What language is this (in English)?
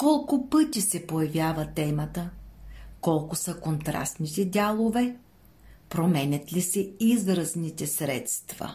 Bulgarian